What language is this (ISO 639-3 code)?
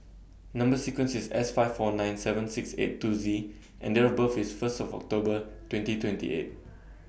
eng